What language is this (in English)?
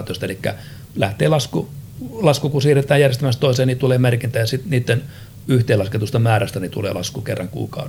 Finnish